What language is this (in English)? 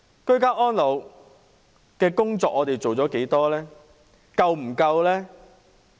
Cantonese